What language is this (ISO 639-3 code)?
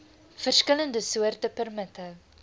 afr